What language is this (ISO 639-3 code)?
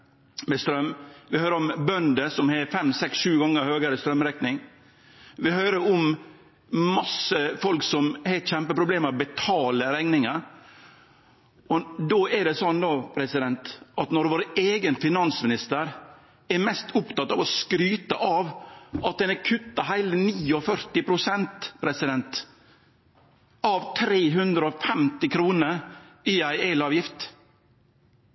nno